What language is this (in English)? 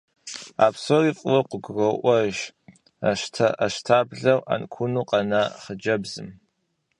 Kabardian